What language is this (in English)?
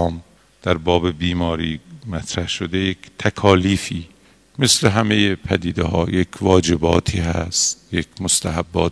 Persian